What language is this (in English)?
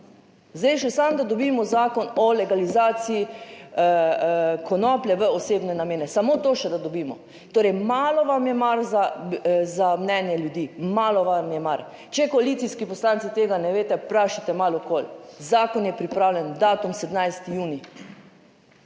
Slovenian